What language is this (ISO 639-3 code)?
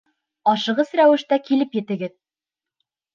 bak